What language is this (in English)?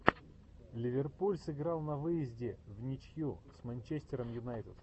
Russian